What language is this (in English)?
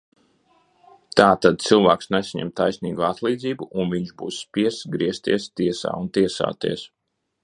Latvian